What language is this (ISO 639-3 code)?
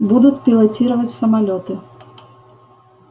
rus